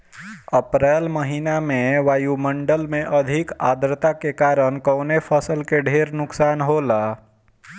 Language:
Bhojpuri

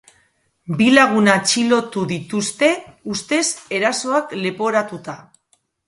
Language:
Basque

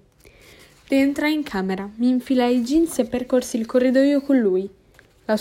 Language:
Italian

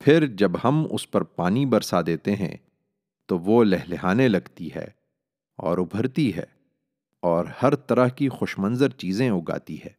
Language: Urdu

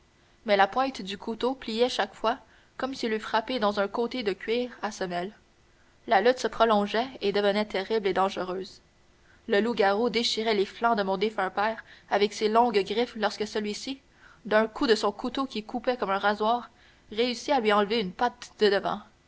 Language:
French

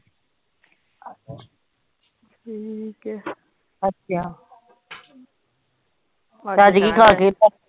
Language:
Punjabi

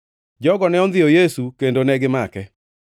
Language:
Luo (Kenya and Tanzania)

